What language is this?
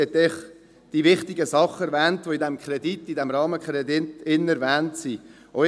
Swiss German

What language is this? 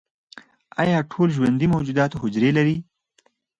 Pashto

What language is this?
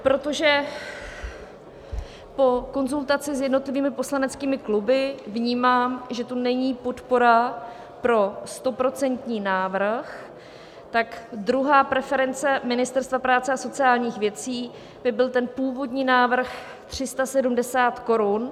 Czech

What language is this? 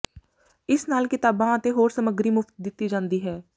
Punjabi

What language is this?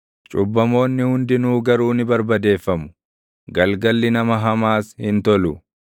Oromo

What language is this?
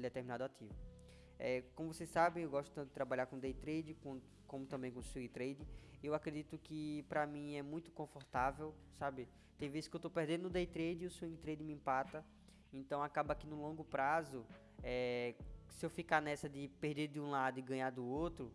Portuguese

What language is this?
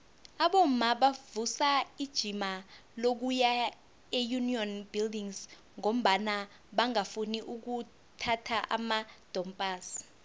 South Ndebele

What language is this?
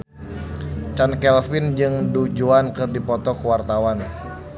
Sundanese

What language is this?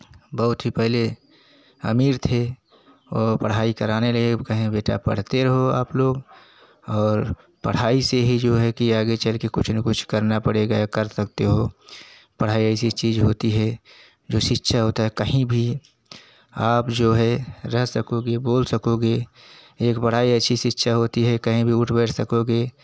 Hindi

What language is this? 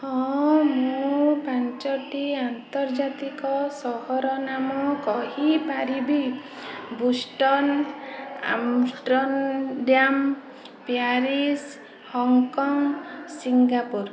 Odia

